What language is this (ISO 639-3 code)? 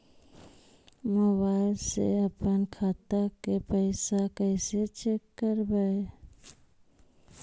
mag